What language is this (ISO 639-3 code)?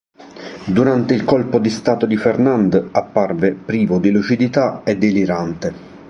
ita